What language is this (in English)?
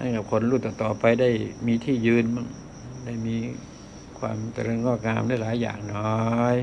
Thai